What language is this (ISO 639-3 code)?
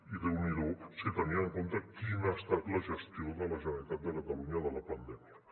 cat